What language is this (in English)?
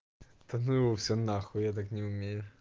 Russian